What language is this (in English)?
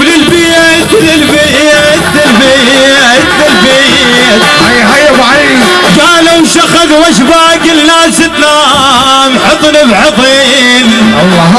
Arabic